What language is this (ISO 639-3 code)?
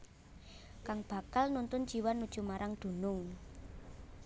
jav